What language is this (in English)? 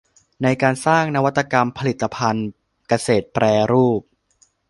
Thai